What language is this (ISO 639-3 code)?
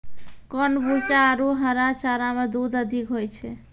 mai